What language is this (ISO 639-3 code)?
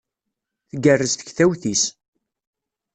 kab